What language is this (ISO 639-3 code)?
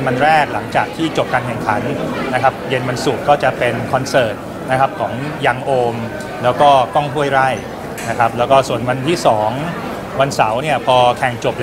tha